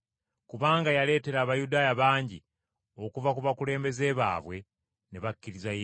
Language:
Ganda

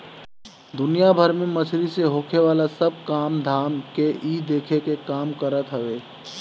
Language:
Bhojpuri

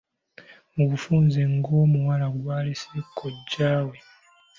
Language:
Ganda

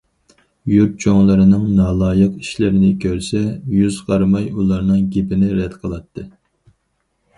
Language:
Uyghur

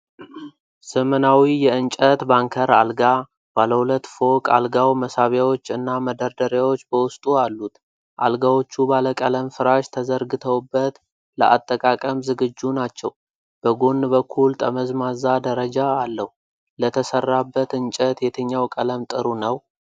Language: Amharic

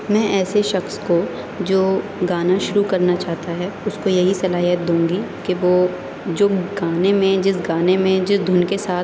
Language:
Urdu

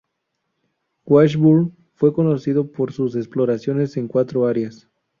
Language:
Spanish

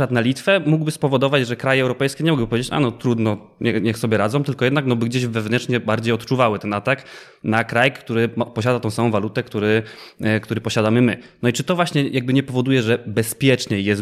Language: Polish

